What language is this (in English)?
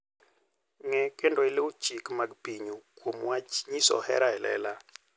Luo (Kenya and Tanzania)